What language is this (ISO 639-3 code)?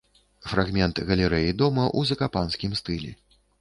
bel